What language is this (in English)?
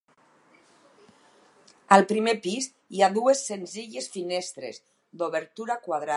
Catalan